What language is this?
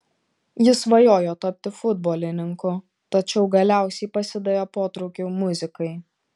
Lithuanian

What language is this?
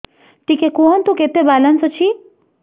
Odia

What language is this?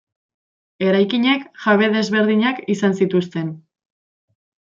Basque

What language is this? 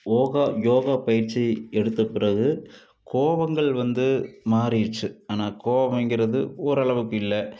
Tamil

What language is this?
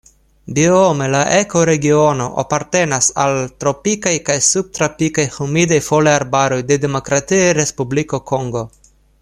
Esperanto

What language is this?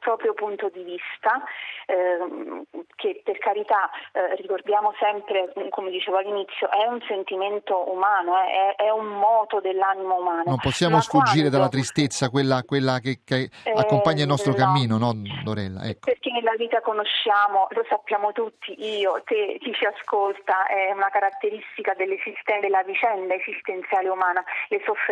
Italian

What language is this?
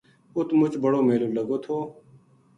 Gujari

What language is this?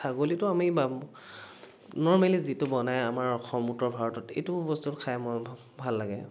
Assamese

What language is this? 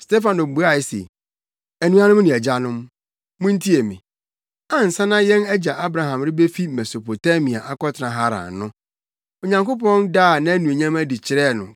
Akan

